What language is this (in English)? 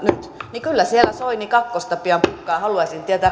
Finnish